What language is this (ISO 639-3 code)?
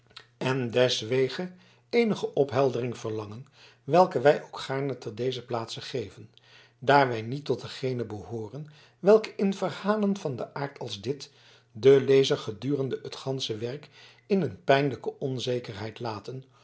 nld